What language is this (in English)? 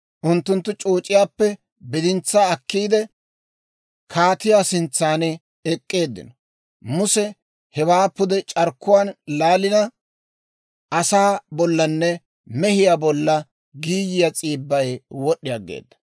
Dawro